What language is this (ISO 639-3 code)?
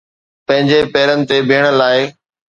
snd